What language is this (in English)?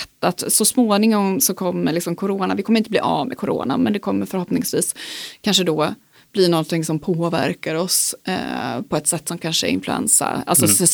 Swedish